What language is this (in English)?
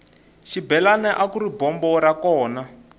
Tsonga